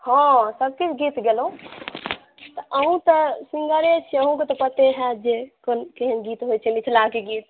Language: Maithili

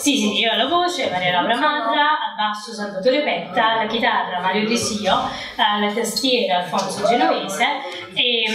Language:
Italian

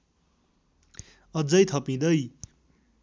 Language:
Nepali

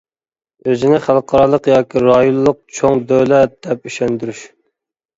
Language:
Uyghur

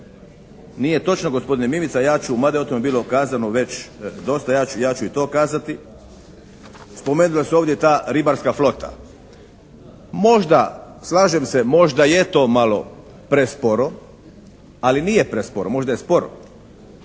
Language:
Croatian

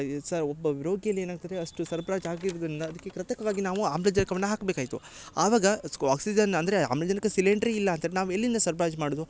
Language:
Kannada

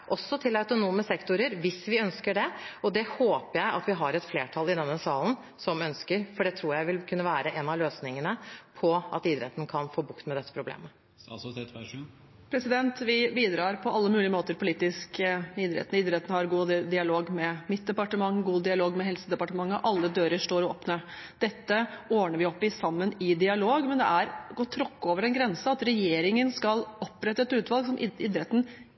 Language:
Norwegian Bokmål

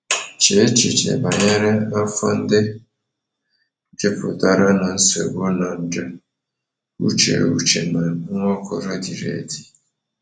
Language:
Igbo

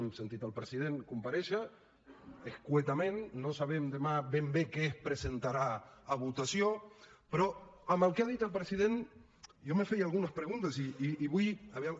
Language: Catalan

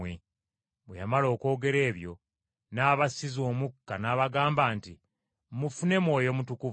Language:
Ganda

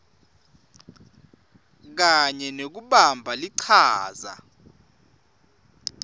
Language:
Swati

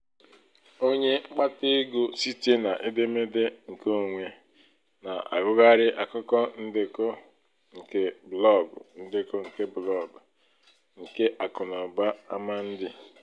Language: Igbo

